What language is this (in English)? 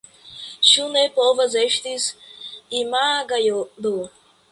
Esperanto